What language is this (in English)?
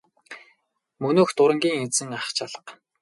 Mongolian